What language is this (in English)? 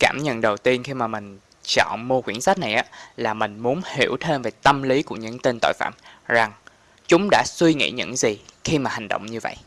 Vietnamese